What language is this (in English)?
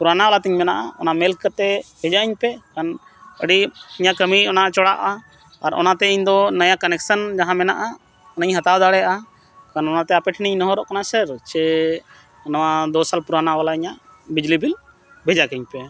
Santali